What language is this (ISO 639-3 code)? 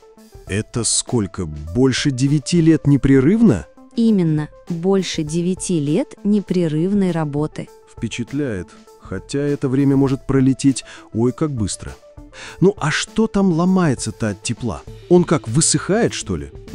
rus